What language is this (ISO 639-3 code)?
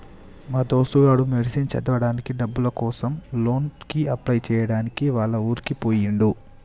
tel